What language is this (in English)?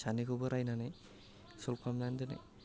Bodo